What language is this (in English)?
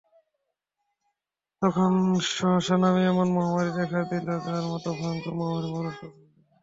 Bangla